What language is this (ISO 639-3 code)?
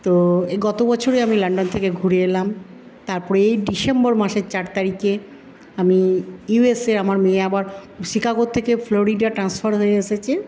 ben